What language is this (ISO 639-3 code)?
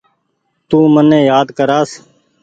gig